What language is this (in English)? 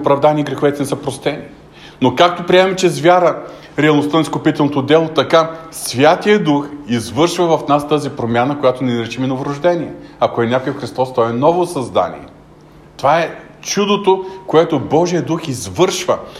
Bulgarian